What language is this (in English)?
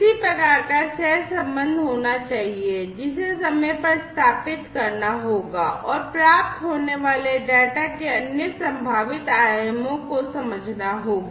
Hindi